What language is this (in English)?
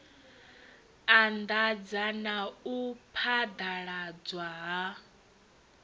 Venda